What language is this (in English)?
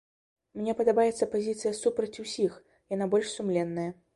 Belarusian